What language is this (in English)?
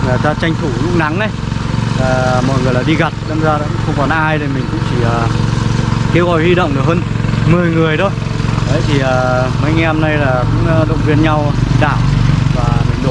Vietnamese